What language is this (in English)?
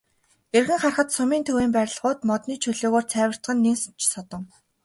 Mongolian